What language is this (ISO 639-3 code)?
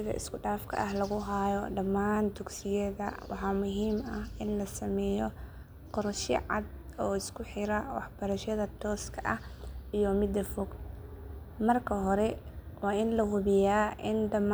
som